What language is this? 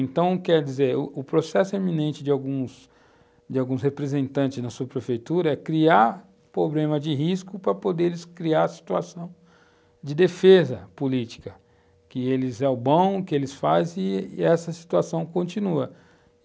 Portuguese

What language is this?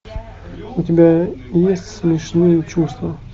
Russian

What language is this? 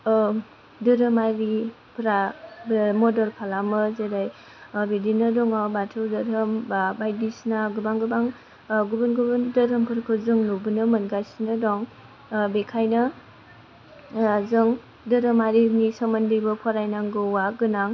Bodo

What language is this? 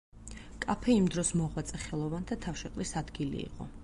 Georgian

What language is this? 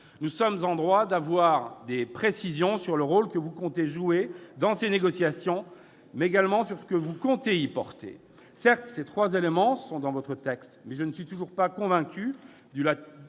French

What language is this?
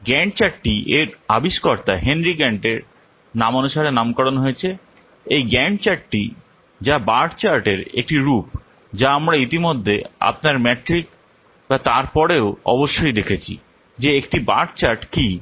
Bangla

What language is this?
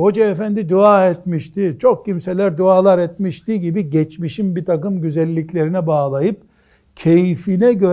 Turkish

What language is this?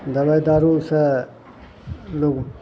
Maithili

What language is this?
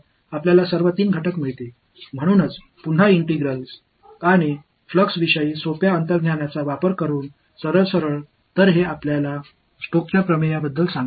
Tamil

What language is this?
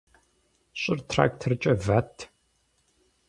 Kabardian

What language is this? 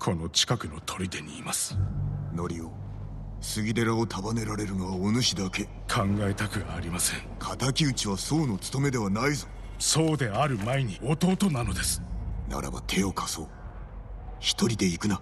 Japanese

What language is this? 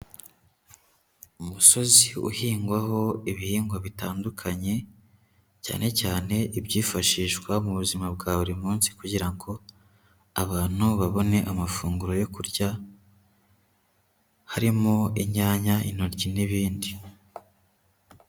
Kinyarwanda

